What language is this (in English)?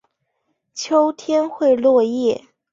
Chinese